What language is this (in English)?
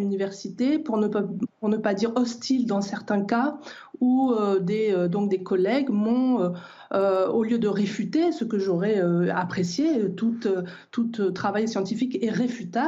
French